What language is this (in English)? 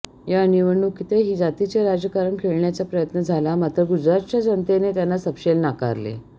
Marathi